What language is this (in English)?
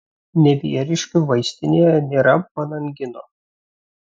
Lithuanian